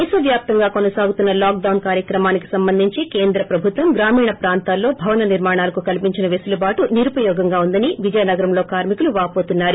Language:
Telugu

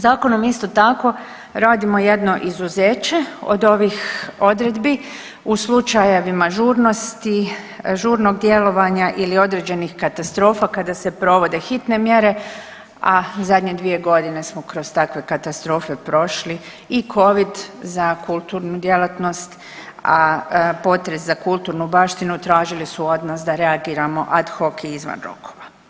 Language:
Croatian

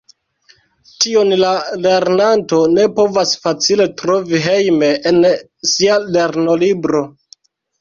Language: Esperanto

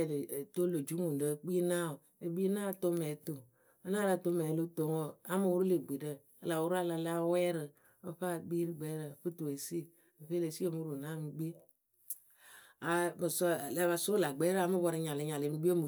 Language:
Akebu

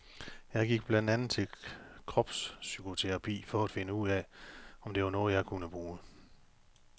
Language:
Danish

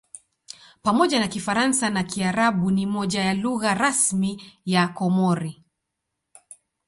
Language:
Swahili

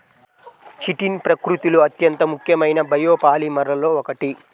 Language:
Telugu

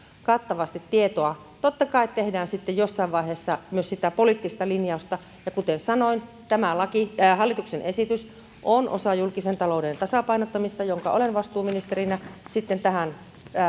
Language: Finnish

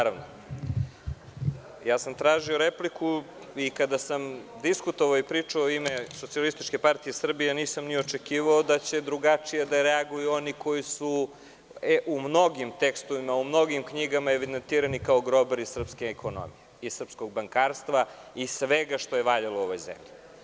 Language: Serbian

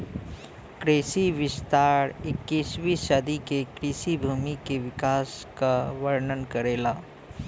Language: Bhojpuri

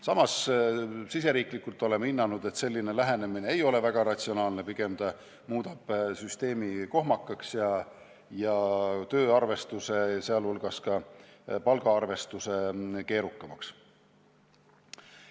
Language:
Estonian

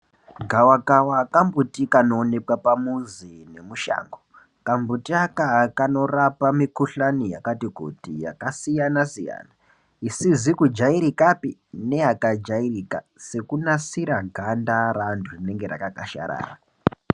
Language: Ndau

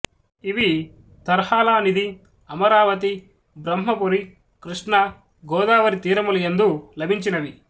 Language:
Telugu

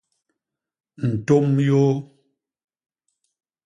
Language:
Basaa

